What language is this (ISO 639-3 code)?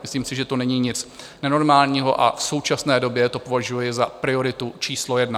ces